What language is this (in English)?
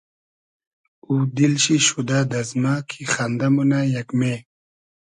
Hazaragi